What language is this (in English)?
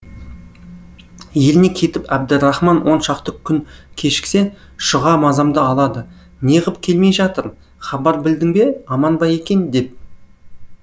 Kazakh